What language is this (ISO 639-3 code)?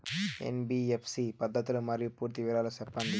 tel